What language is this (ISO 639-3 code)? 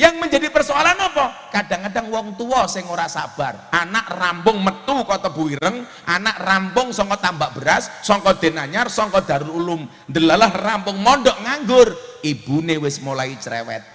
ind